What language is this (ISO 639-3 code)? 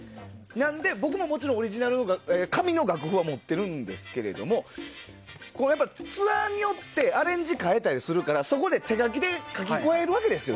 jpn